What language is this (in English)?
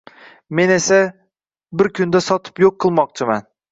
Uzbek